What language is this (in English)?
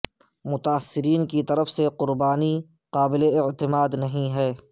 Urdu